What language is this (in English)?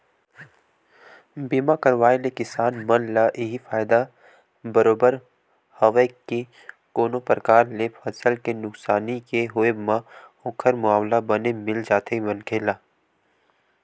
Chhattisgarhi